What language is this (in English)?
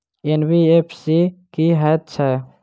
Maithili